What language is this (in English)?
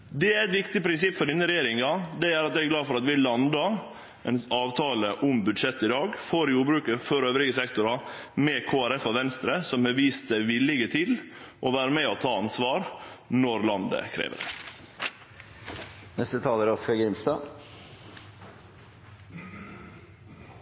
Norwegian Nynorsk